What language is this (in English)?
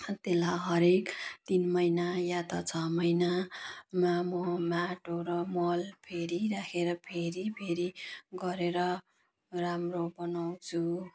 Nepali